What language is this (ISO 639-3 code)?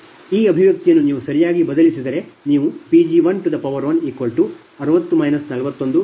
kan